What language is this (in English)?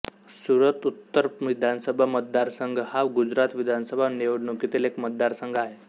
Marathi